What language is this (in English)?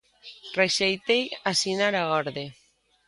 Galician